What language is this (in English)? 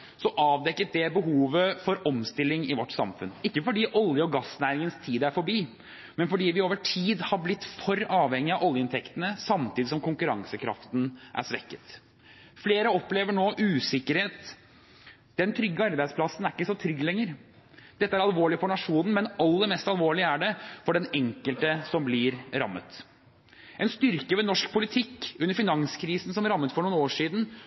Norwegian Bokmål